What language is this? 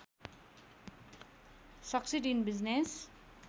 Nepali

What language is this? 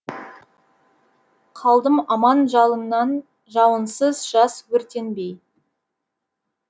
Kazakh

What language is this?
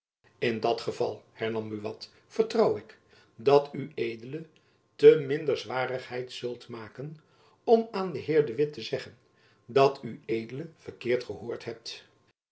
Dutch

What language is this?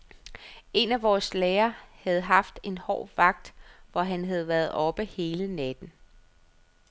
Danish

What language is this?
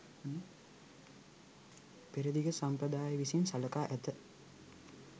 Sinhala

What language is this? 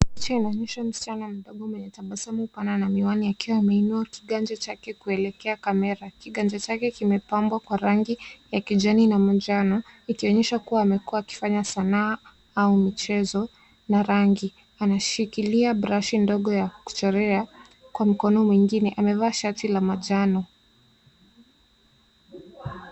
Swahili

